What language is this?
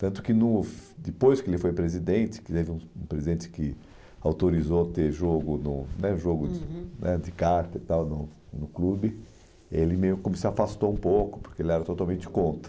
Portuguese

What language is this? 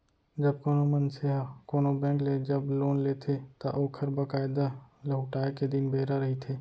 Chhattisgarhi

